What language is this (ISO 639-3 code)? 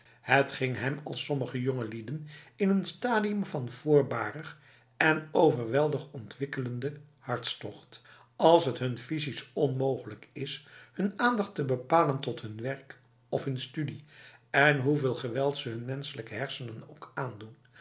nld